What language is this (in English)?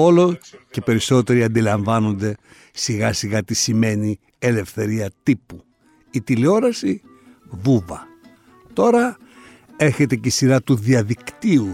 Greek